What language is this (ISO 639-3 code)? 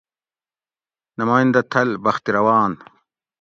gwc